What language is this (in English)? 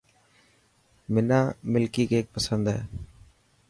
Dhatki